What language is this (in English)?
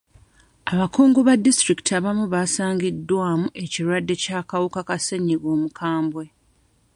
Ganda